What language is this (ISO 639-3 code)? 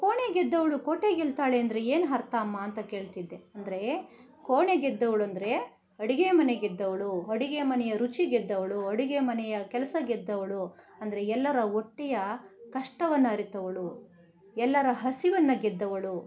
kan